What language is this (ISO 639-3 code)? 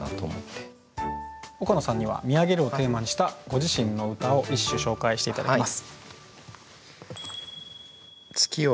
jpn